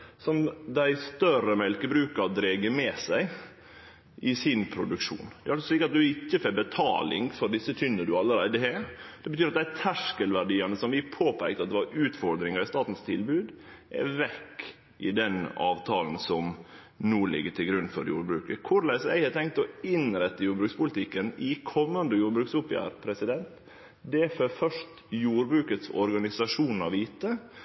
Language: Norwegian Nynorsk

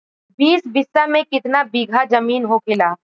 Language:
Bhojpuri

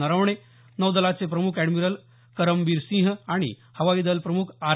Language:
Marathi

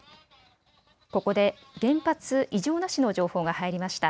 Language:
Japanese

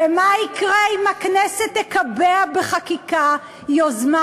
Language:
Hebrew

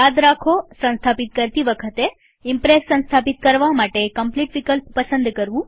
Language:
Gujarati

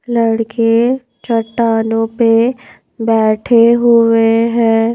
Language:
Hindi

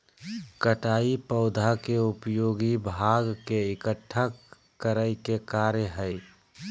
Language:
Magahi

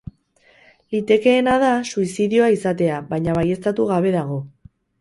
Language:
Basque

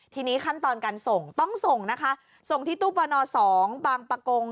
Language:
Thai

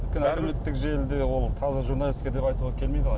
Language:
Kazakh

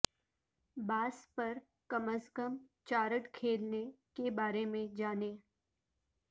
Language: Urdu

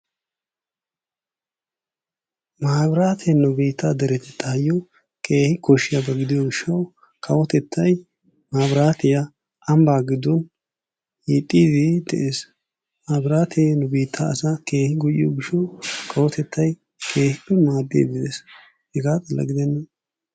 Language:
Wolaytta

